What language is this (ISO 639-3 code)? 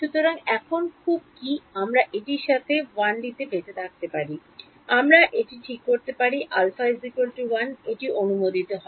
ben